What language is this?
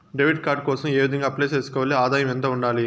Telugu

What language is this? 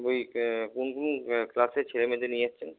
Bangla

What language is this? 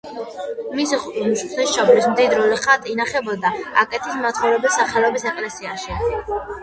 Georgian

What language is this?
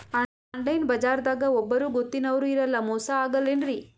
Kannada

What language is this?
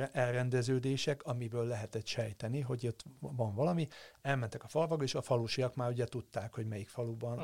Hungarian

